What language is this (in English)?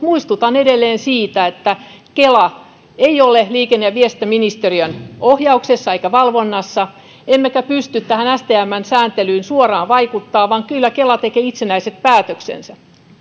Finnish